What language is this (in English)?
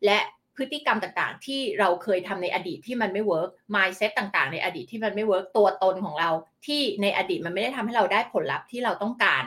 Thai